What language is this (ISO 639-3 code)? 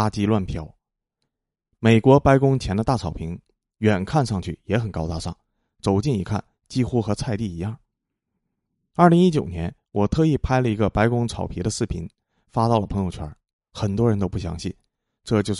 zho